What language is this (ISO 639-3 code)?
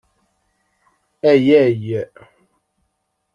kab